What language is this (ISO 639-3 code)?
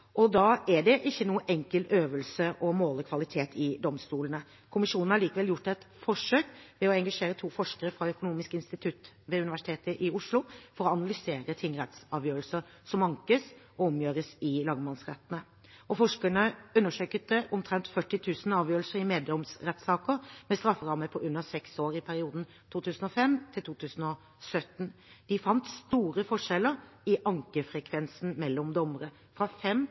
nob